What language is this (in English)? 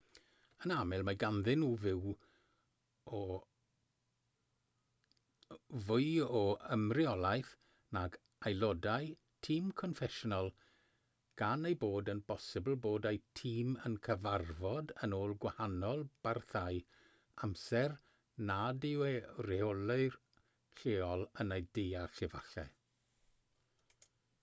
Welsh